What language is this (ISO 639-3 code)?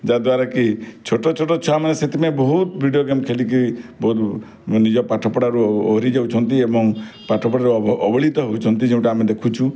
ori